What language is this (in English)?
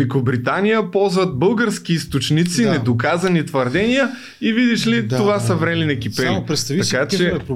Bulgarian